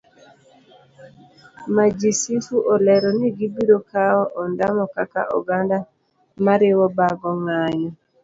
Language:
Luo (Kenya and Tanzania)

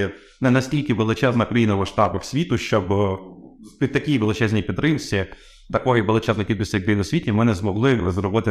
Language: Ukrainian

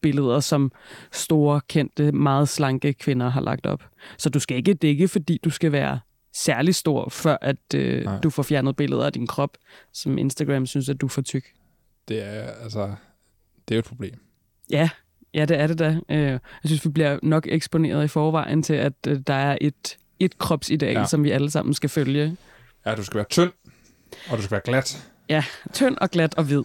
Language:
Danish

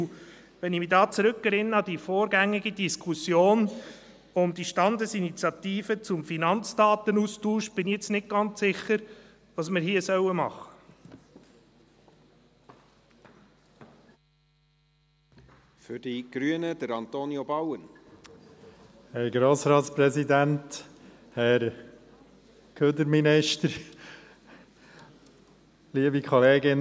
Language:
Swiss German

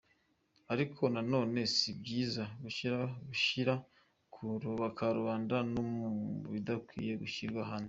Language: Kinyarwanda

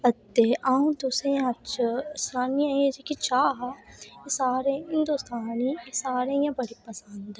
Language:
Dogri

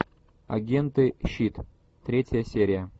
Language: Russian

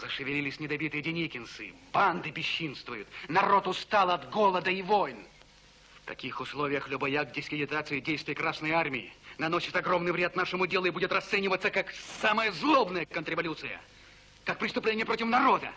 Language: Russian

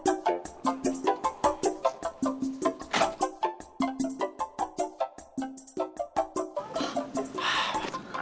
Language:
Indonesian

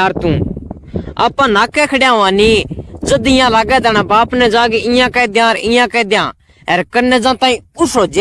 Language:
Hindi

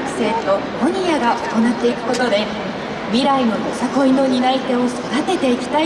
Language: Japanese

